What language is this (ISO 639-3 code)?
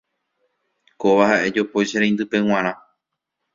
grn